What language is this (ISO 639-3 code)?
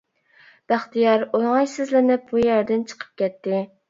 uig